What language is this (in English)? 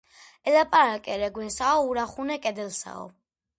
Georgian